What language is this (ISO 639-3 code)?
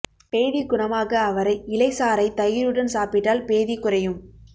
tam